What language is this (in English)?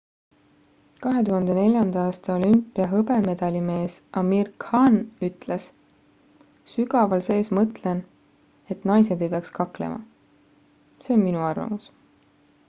Estonian